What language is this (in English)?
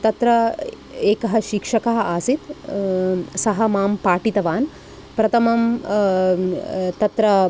Sanskrit